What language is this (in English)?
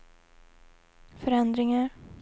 Swedish